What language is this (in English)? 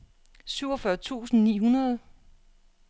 Danish